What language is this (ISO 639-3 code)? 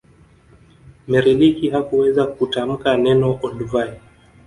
swa